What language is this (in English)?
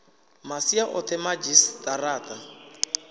Venda